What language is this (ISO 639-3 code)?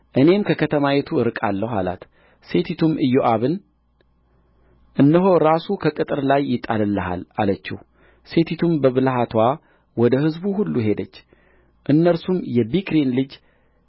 amh